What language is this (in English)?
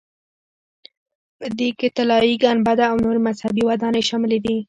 Pashto